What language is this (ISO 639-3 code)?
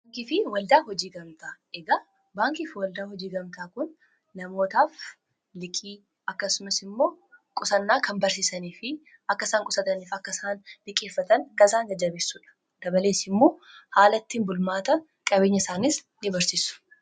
orm